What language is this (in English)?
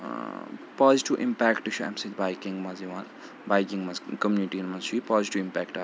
Kashmiri